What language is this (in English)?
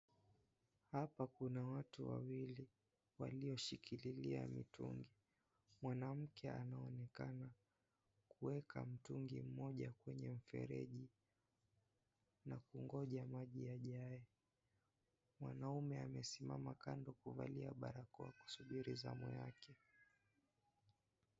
Swahili